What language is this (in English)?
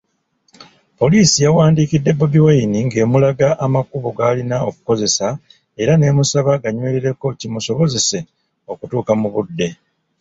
Ganda